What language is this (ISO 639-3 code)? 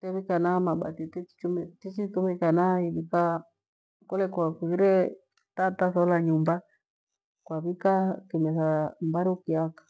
gwe